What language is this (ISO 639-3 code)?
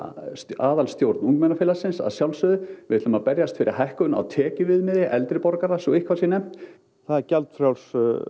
isl